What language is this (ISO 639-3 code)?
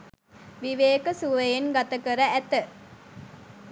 sin